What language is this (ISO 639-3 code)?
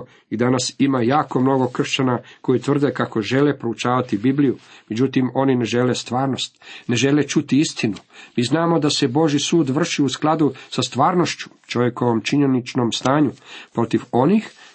hrv